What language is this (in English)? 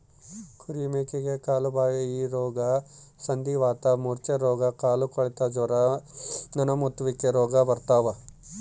Kannada